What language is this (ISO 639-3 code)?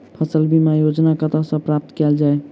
mai